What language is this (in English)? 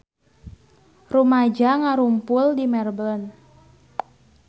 Sundanese